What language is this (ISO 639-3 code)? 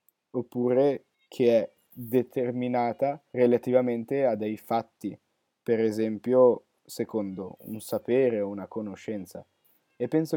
ita